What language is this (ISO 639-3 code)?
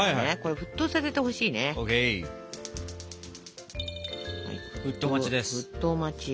jpn